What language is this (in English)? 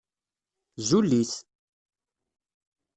Kabyle